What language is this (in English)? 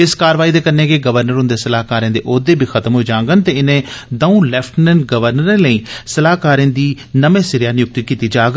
Dogri